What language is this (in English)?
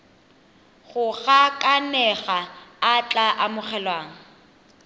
Tswana